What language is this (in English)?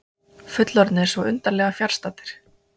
Icelandic